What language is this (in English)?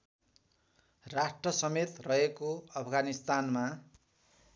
Nepali